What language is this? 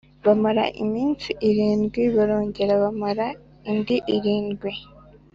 Kinyarwanda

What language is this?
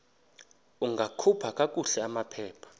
Xhosa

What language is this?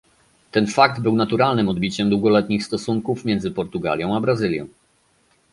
Polish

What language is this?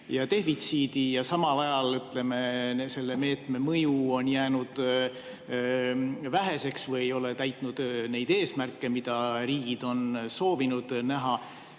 Estonian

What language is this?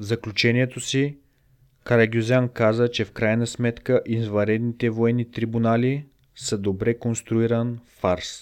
Bulgarian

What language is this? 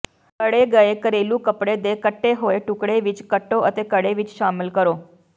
Punjabi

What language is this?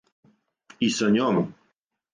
Serbian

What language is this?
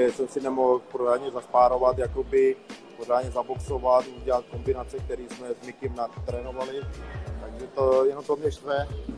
Czech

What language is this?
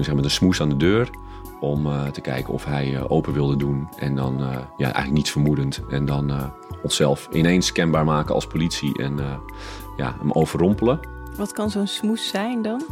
Dutch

